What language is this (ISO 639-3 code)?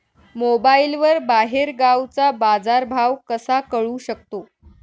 mar